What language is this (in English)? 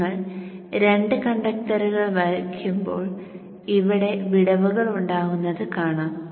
Malayalam